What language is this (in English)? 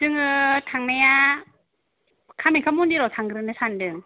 Bodo